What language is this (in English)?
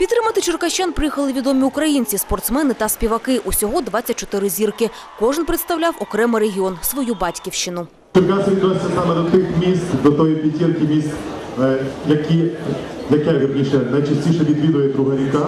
Ukrainian